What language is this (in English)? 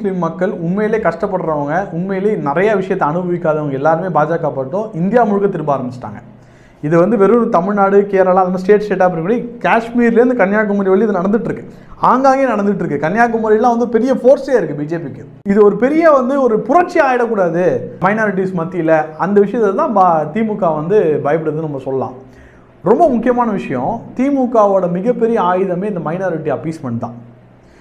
Tamil